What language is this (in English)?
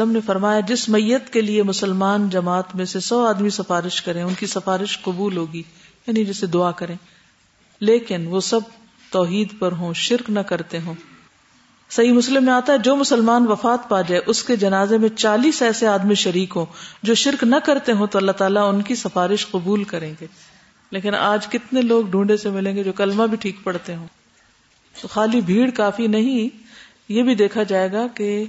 Urdu